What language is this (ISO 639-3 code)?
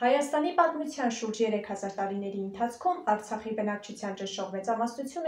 ron